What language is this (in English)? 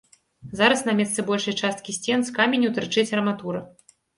Belarusian